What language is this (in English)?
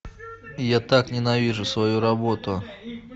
Russian